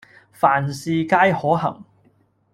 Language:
Cantonese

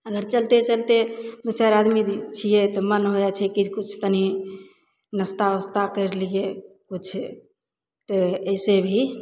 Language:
Maithili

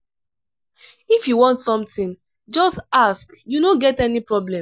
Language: Nigerian Pidgin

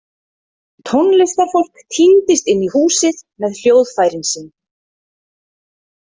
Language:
Icelandic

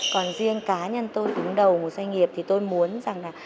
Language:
Vietnamese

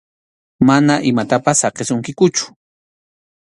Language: Arequipa-La Unión Quechua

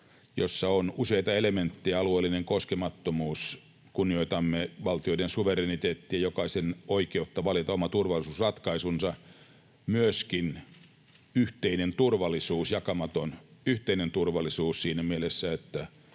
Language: Finnish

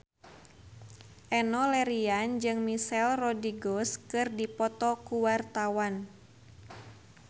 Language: Sundanese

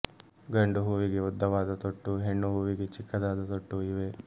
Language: Kannada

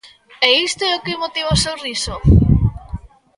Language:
Galician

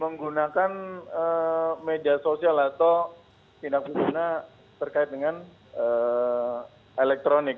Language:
Indonesian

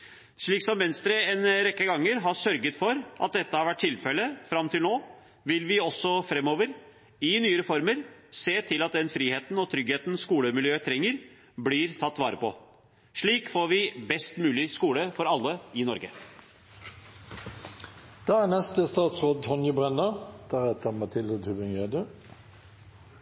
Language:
Norwegian Bokmål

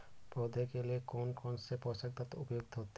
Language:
Hindi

